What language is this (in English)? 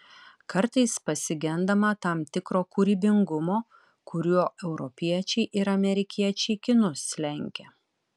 Lithuanian